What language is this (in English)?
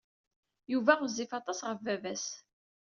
Kabyle